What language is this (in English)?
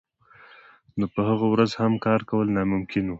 Pashto